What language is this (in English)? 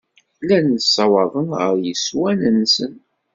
Kabyle